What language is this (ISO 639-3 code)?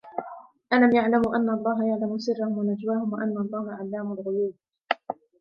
ara